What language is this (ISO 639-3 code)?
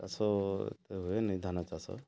ori